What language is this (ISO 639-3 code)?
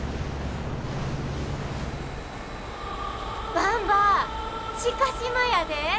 jpn